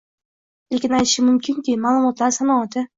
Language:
Uzbek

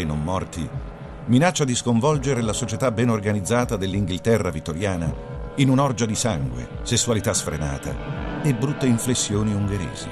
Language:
Italian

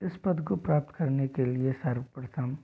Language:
Hindi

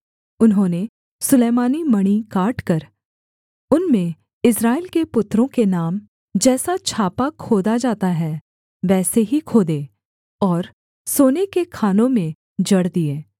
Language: Hindi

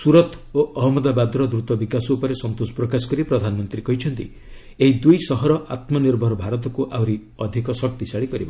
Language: Odia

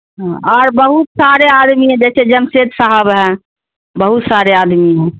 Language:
Urdu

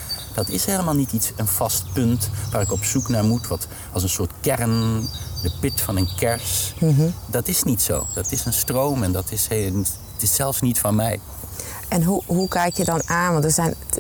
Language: Dutch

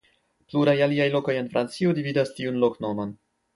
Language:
Esperanto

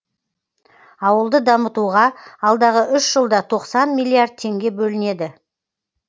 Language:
Kazakh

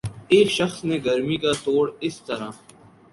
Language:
Urdu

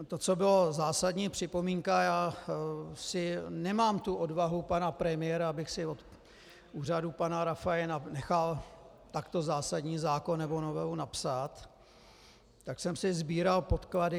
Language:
Czech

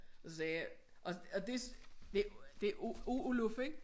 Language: Danish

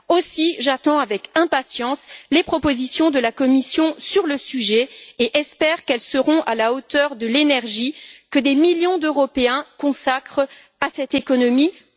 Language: French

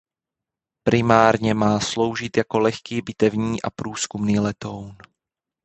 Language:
Czech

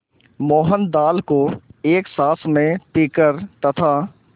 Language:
Hindi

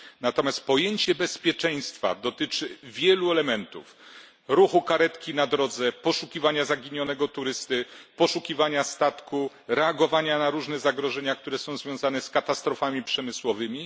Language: Polish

